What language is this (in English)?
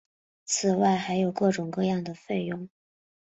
Chinese